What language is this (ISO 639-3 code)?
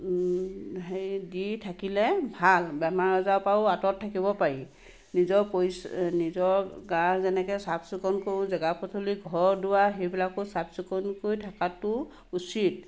asm